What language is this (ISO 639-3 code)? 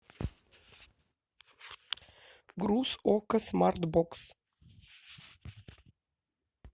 rus